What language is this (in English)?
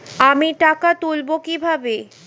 Bangla